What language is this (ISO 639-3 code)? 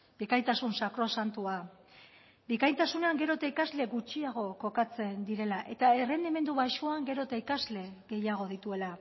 eus